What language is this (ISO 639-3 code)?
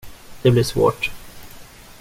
swe